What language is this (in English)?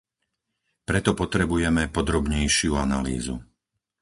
Slovak